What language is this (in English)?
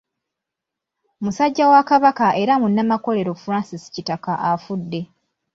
Ganda